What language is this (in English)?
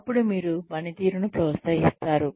Telugu